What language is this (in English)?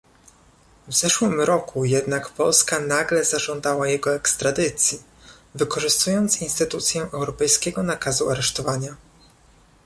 Polish